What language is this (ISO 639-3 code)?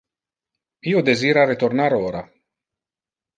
ina